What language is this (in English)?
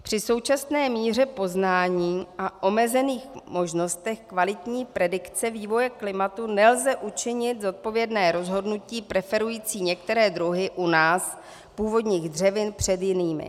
Czech